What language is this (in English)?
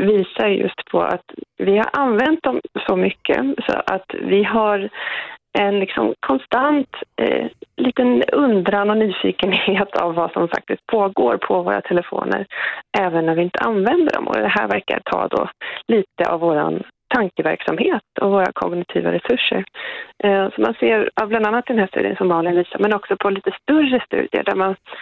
Swedish